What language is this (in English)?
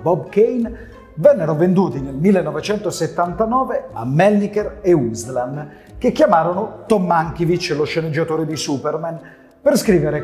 Italian